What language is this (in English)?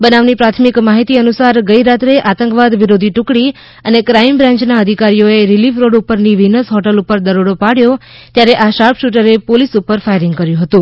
Gujarati